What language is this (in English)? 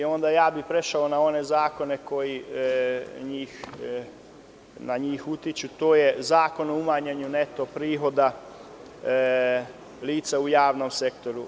Serbian